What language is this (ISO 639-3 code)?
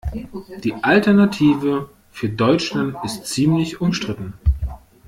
deu